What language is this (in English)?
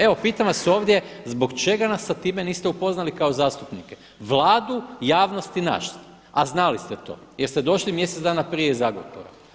Croatian